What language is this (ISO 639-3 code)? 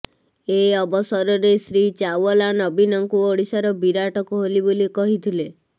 ori